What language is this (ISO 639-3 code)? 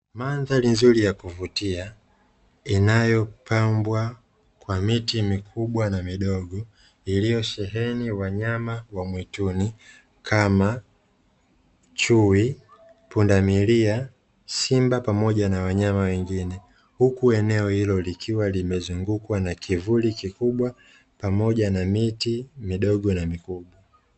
swa